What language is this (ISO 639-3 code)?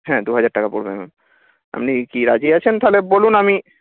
ben